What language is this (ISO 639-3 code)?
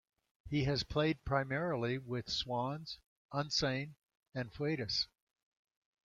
eng